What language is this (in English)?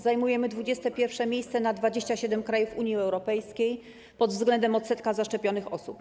Polish